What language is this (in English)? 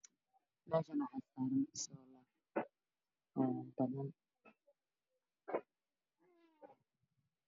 Somali